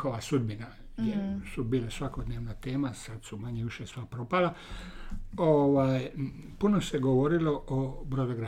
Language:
Croatian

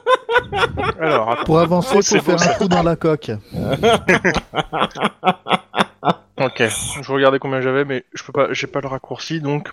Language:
French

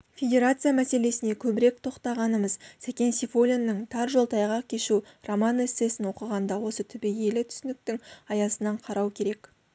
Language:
Kazakh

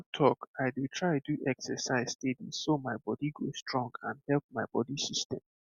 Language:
Nigerian Pidgin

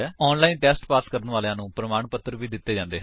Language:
Punjabi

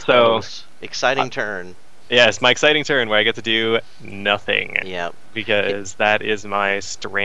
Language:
English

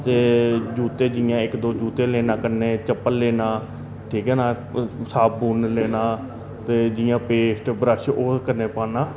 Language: Dogri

